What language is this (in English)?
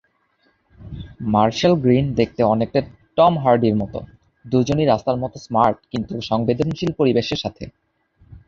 Bangla